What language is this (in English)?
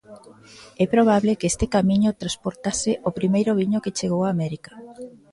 Galician